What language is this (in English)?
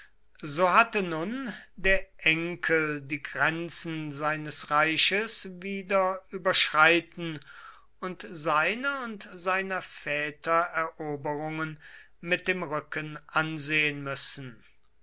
German